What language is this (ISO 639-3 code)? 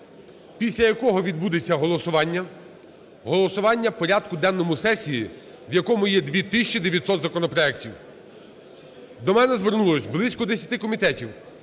ukr